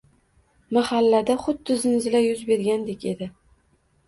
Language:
Uzbek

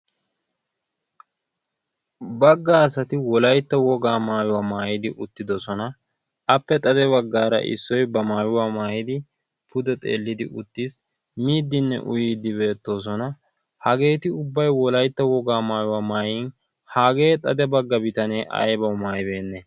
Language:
Wolaytta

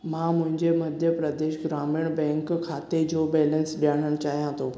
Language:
Sindhi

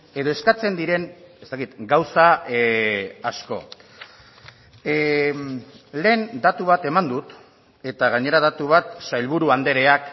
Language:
Basque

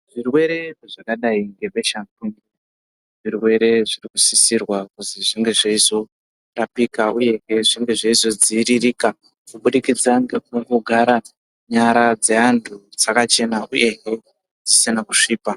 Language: Ndau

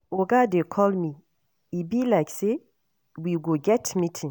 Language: Nigerian Pidgin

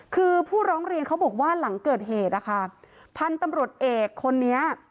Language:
Thai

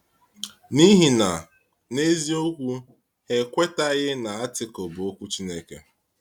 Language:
Igbo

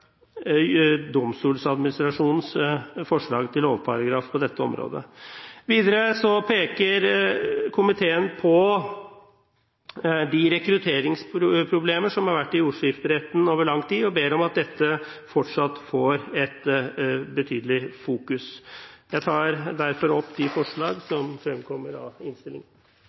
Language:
Norwegian Bokmål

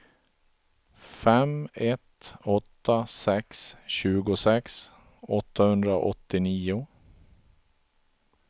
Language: Swedish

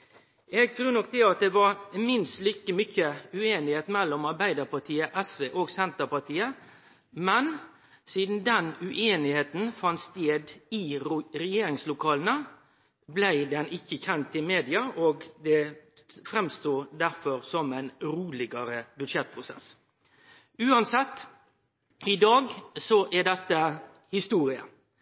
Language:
Norwegian Nynorsk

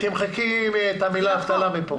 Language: Hebrew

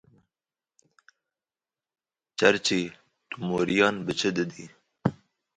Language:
Kurdish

